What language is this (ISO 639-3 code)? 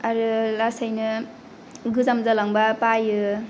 brx